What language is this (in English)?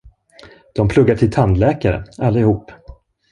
Swedish